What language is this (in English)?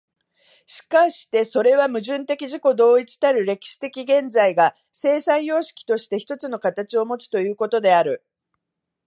Japanese